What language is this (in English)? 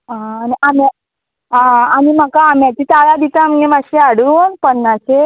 Konkani